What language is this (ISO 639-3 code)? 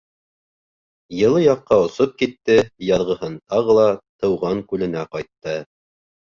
bak